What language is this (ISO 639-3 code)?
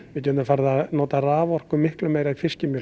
isl